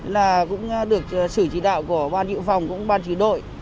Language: Vietnamese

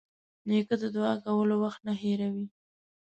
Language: Pashto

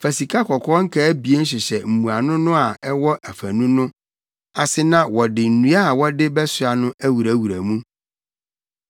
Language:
Akan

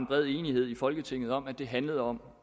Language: Danish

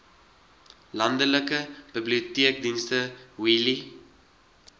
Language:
Afrikaans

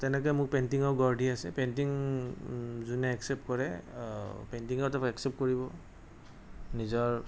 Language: Assamese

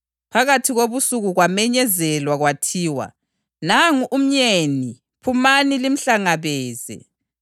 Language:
North Ndebele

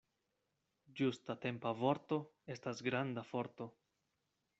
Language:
Esperanto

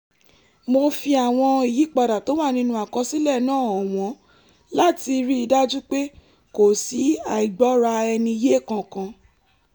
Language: Yoruba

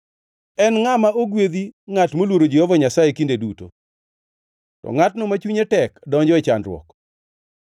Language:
Luo (Kenya and Tanzania)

